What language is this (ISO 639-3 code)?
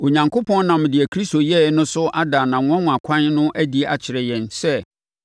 aka